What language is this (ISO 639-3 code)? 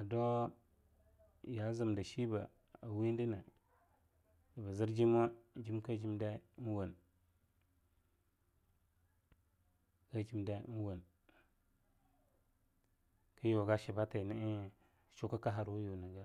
lnu